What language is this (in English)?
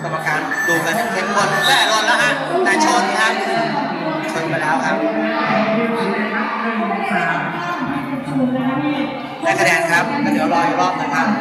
Thai